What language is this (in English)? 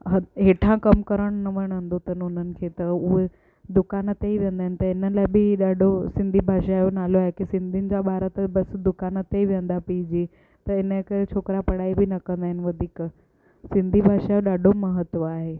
Sindhi